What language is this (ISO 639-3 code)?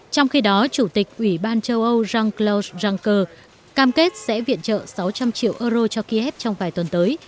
vie